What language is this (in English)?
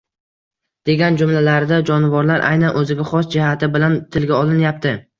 Uzbek